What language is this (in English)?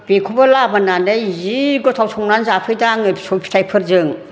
Bodo